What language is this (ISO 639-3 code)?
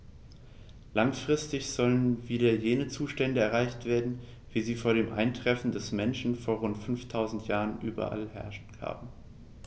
deu